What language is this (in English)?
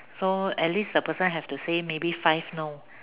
English